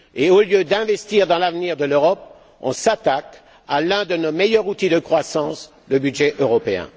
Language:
French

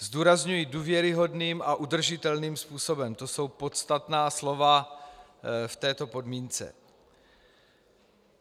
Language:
Czech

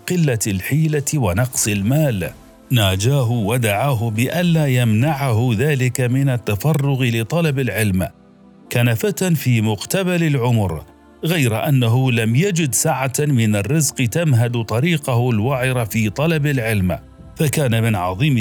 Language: Arabic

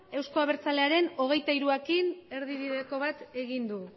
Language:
Basque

